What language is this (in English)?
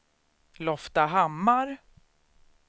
Swedish